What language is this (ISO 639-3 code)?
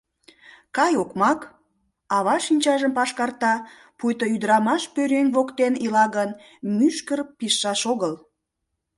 chm